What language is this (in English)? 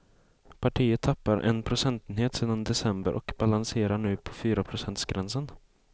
Swedish